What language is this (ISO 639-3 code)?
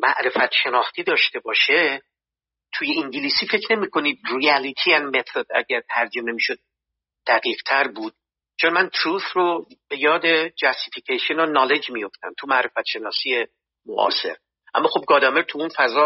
fas